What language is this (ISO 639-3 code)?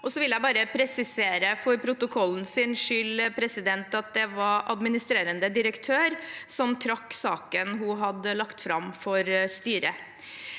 nor